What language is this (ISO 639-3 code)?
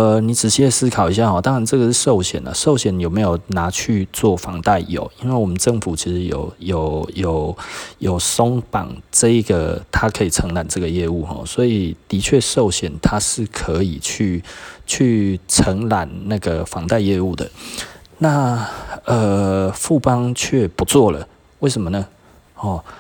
zho